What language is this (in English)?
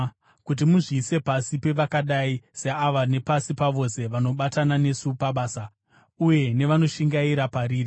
Shona